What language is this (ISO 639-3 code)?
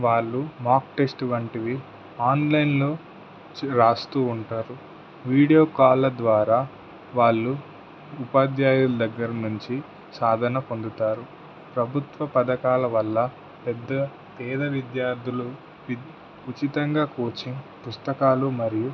tel